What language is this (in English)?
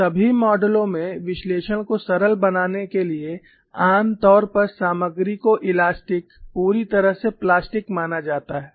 Hindi